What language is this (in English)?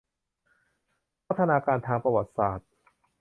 Thai